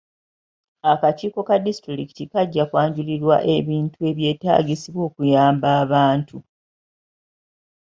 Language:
Ganda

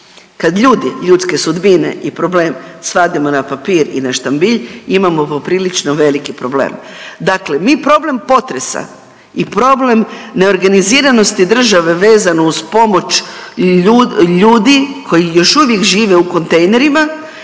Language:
Croatian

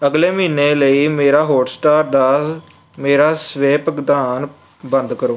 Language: Punjabi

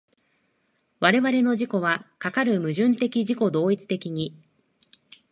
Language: Japanese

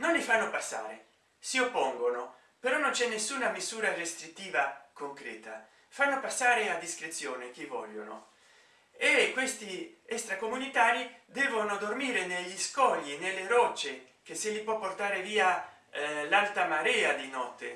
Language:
Italian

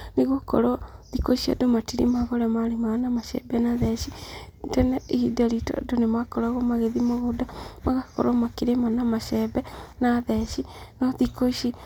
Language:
Kikuyu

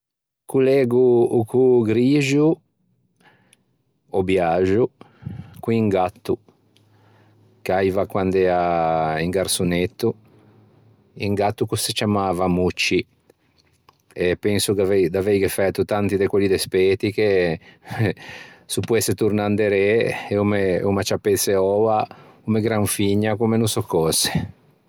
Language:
Ligurian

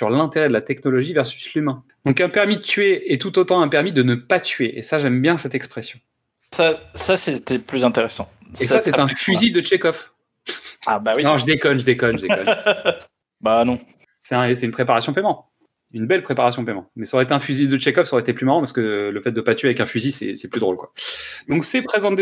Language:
French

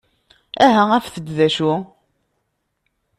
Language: Kabyle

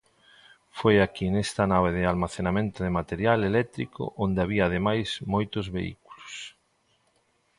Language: Galician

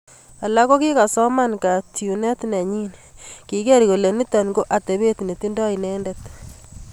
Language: Kalenjin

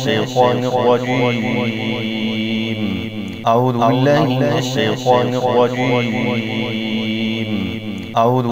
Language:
Arabic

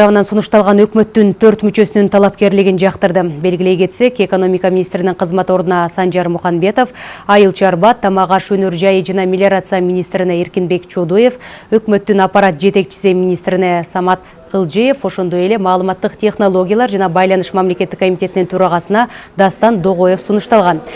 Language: Russian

